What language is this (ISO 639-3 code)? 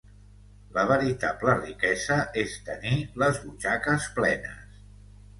cat